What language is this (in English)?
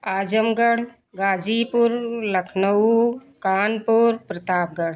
Hindi